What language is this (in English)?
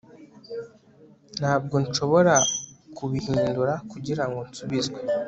Kinyarwanda